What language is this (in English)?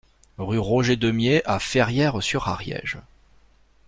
French